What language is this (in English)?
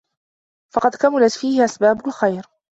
Arabic